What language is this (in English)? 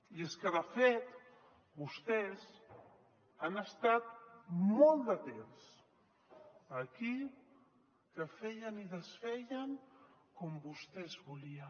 Catalan